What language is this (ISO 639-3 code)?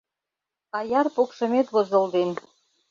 chm